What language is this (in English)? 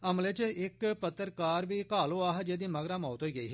Dogri